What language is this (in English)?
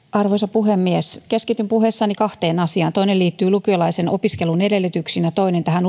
Finnish